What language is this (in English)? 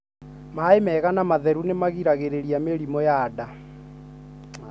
Kikuyu